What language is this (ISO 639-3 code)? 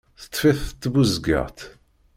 kab